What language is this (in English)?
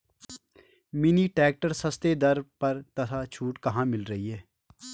Hindi